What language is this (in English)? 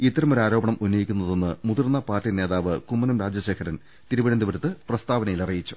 Malayalam